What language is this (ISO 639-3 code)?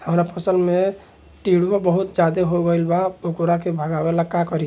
bho